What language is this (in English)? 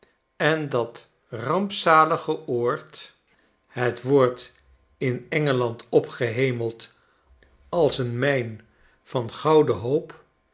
Dutch